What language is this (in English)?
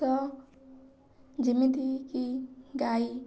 Odia